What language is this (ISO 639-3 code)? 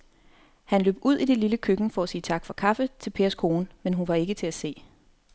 dan